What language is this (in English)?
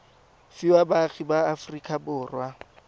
Tswana